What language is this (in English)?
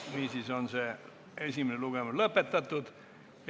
Estonian